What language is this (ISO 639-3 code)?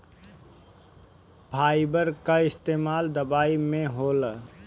bho